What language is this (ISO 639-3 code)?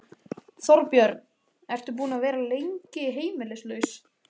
isl